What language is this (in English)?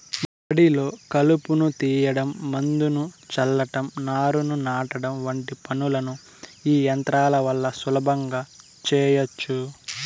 Telugu